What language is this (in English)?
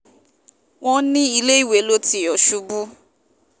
Yoruba